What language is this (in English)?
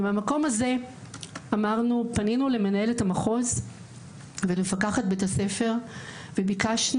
Hebrew